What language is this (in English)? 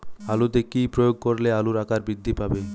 Bangla